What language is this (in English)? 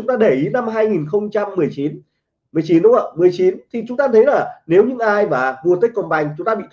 Vietnamese